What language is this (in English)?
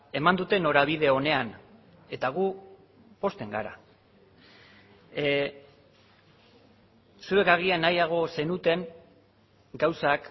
Basque